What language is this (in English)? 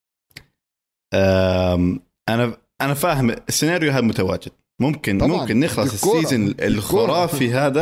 Arabic